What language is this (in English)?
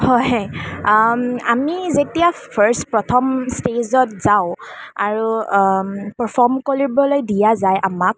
Assamese